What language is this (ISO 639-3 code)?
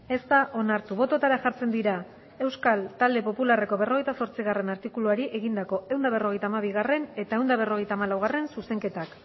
eus